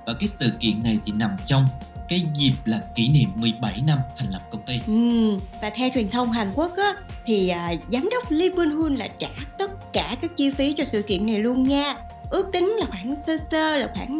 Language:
Vietnamese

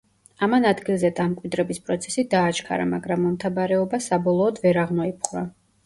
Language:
Georgian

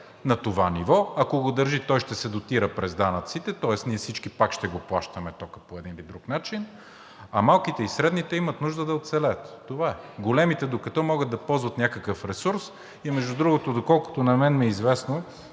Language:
Bulgarian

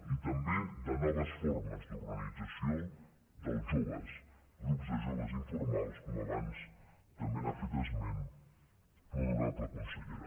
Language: Catalan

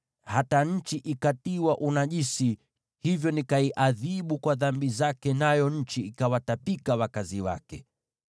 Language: Swahili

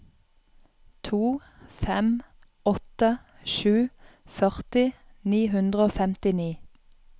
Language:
Norwegian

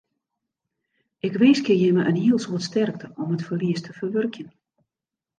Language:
Western Frisian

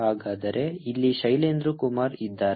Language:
Kannada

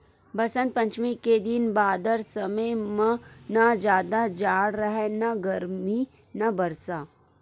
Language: Chhattisgarhi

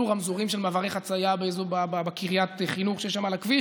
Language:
Hebrew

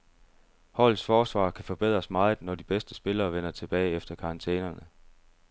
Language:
Danish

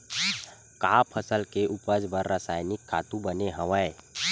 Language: Chhattisgarhi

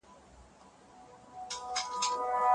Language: Pashto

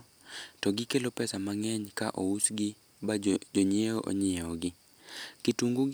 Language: Luo (Kenya and Tanzania)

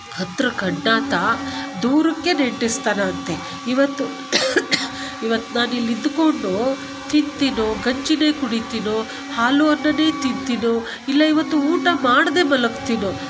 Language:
Kannada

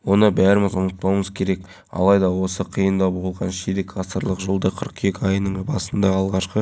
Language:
Kazakh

